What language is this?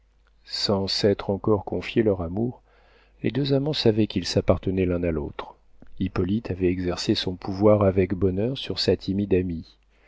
French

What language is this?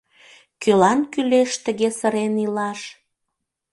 Mari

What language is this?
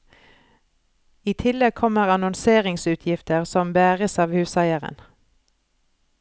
Norwegian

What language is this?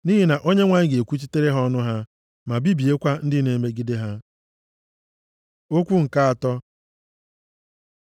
Igbo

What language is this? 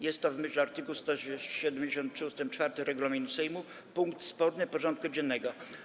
Polish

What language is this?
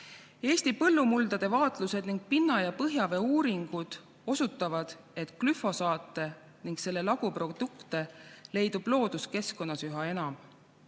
Estonian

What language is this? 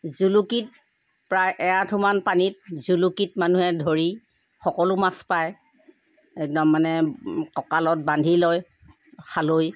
Assamese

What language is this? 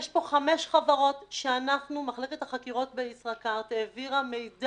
Hebrew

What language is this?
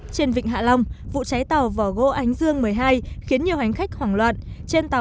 Vietnamese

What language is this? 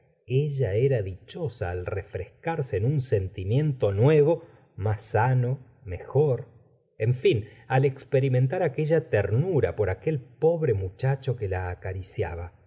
Spanish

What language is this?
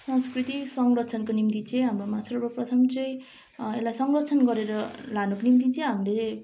Nepali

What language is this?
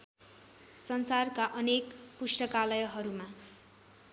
Nepali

